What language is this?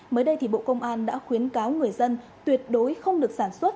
Vietnamese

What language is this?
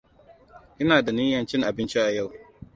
Hausa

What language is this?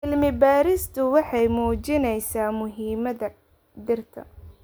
Somali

